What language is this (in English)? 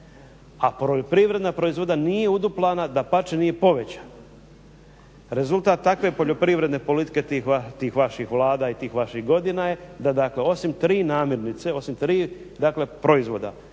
Croatian